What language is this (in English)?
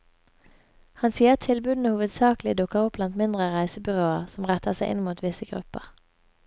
Norwegian